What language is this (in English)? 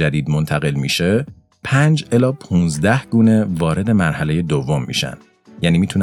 Persian